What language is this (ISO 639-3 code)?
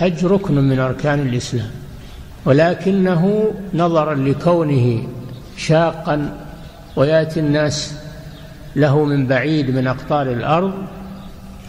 ara